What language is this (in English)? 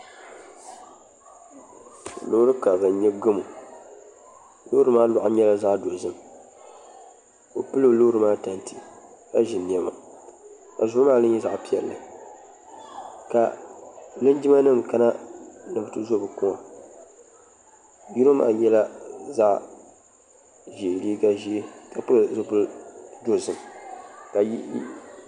Dagbani